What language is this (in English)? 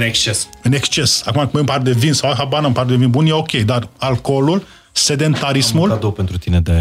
Romanian